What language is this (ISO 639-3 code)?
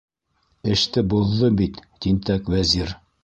bak